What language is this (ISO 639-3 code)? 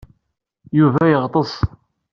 kab